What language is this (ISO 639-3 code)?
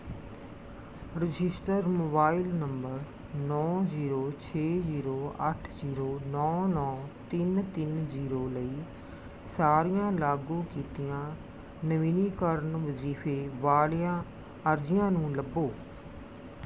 pan